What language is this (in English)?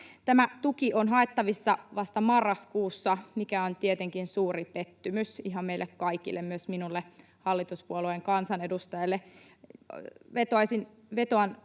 Finnish